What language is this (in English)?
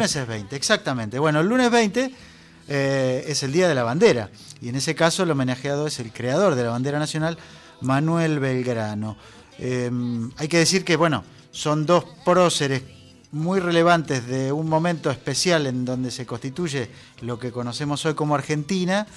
Spanish